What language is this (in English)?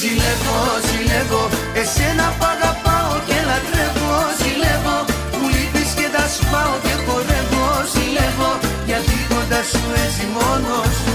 Greek